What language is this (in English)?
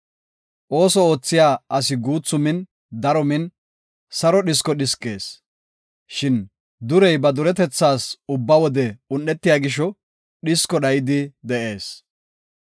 Gofa